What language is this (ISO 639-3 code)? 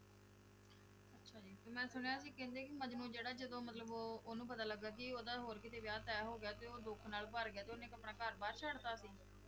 pan